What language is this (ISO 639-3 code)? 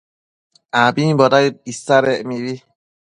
mcf